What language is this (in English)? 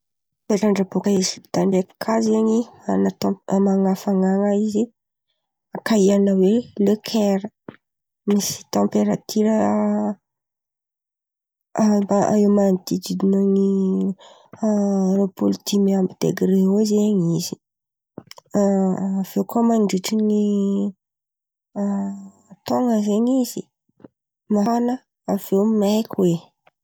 Antankarana Malagasy